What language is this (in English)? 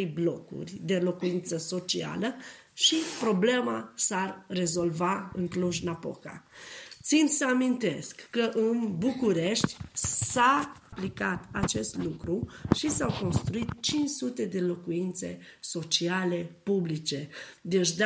Romanian